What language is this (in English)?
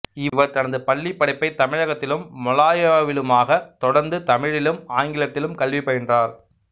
Tamil